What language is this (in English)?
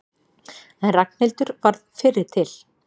Icelandic